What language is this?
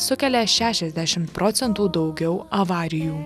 Lithuanian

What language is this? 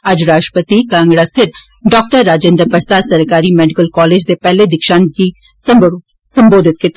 Dogri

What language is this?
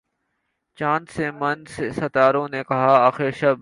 Urdu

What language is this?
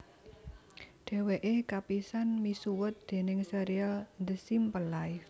Javanese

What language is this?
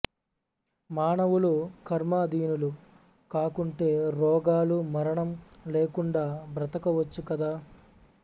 Telugu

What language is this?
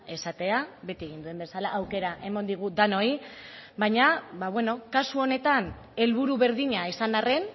Basque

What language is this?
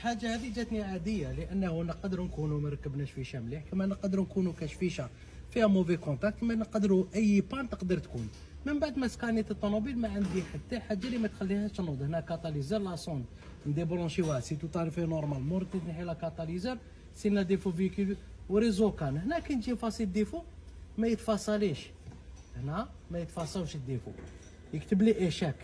Arabic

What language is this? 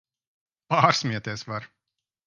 Latvian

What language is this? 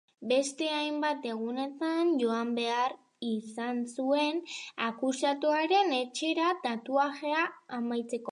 Basque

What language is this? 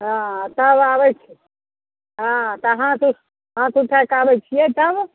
Maithili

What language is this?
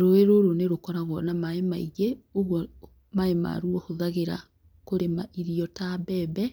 Kikuyu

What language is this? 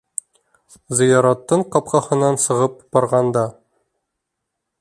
Bashkir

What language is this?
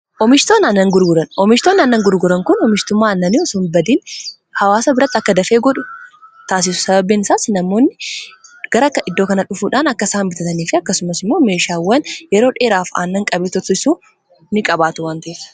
Oromo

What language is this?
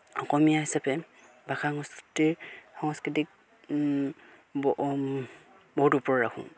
Assamese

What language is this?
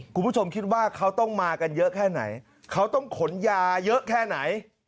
Thai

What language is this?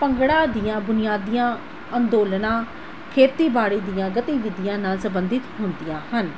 Punjabi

